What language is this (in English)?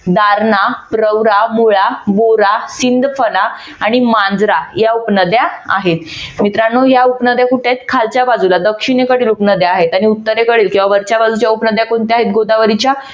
Marathi